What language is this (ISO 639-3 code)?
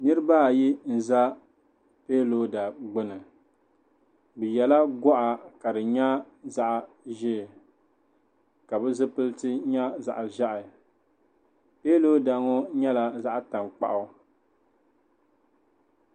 dag